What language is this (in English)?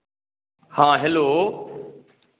Maithili